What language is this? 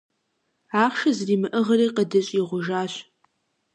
Kabardian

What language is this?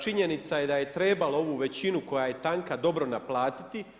Croatian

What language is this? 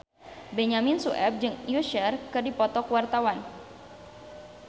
Sundanese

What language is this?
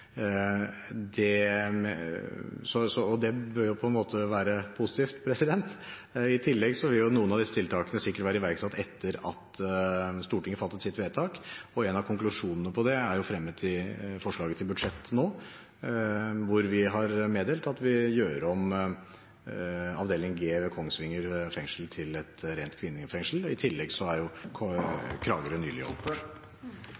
Norwegian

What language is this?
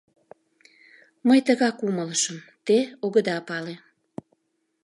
Mari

